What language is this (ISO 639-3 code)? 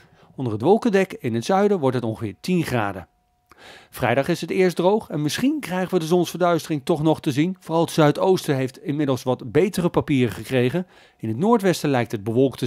nld